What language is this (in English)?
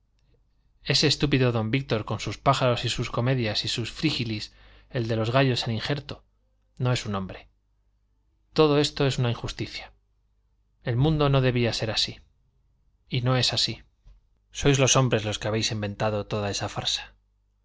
Spanish